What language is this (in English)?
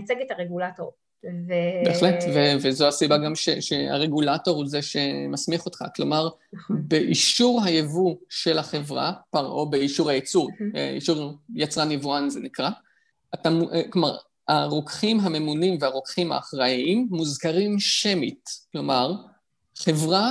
Hebrew